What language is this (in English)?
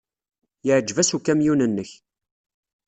Kabyle